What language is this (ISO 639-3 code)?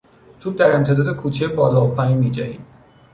fas